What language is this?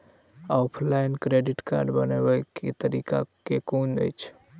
Maithili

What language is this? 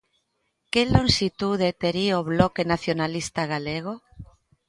Galician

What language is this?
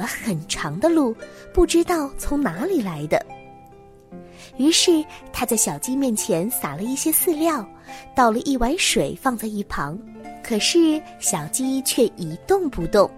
Chinese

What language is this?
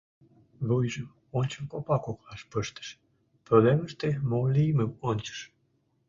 Mari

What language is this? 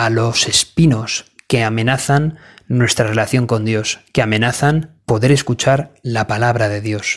Spanish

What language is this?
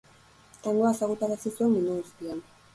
Basque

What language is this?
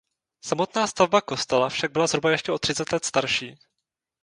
Czech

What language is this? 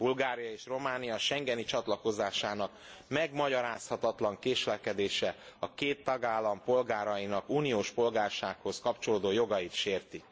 Hungarian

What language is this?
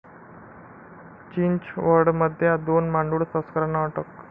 Marathi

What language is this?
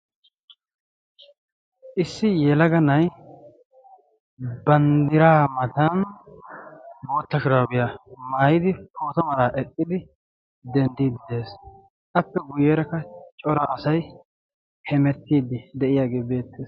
Wolaytta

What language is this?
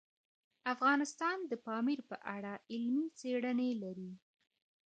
Pashto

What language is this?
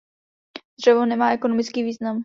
Czech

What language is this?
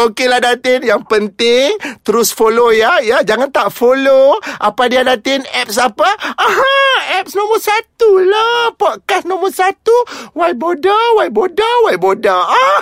Malay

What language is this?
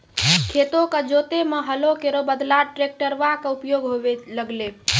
Maithili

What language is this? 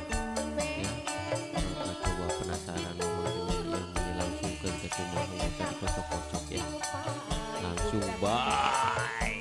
Indonesian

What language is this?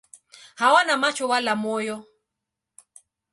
Swahili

